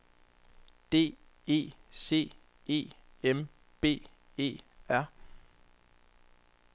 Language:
Danish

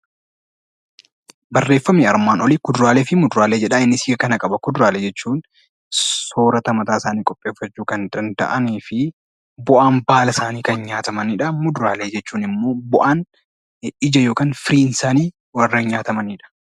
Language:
Oromo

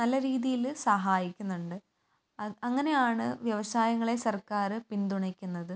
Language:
Malayalam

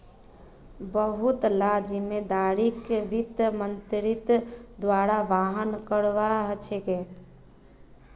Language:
Magahi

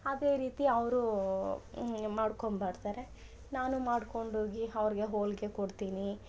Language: Kannada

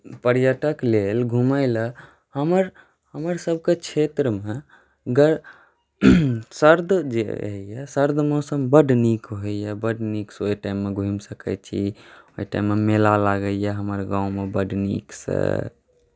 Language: Maithili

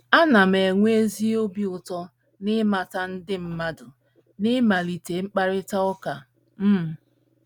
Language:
Igbo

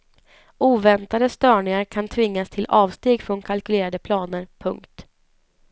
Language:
Swedish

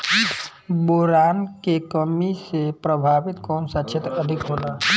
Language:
Bhojpuri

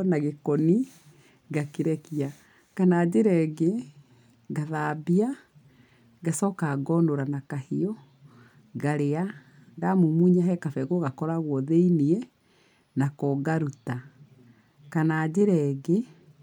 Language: Kikuyu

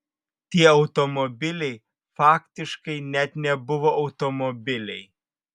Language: Lithuanian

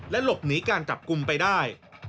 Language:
Thai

